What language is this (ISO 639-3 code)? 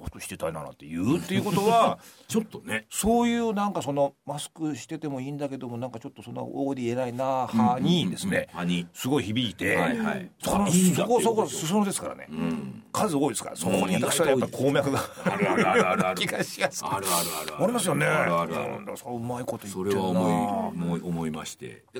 jpn